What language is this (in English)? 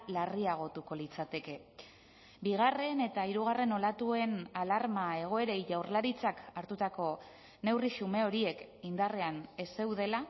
Basque